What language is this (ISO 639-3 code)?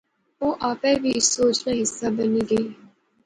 phr